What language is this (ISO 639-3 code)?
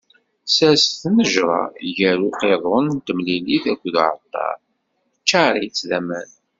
kab